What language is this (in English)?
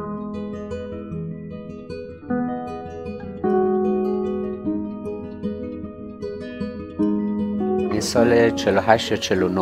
Persian